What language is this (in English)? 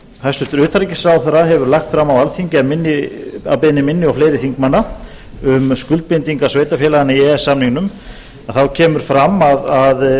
Icelandic